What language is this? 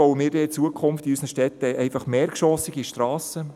Swiss German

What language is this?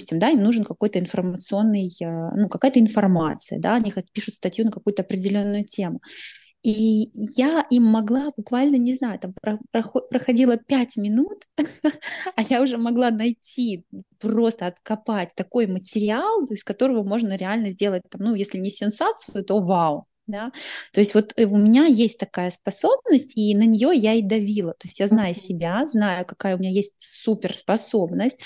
Russian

